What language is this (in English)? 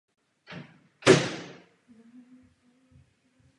Czech